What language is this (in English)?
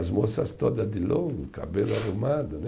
Portuguese